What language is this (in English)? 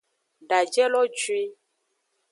Aja (Benin)